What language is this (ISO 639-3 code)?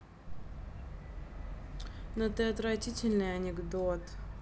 rus